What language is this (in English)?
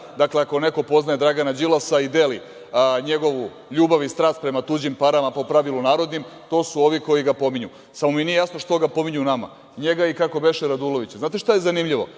Serbian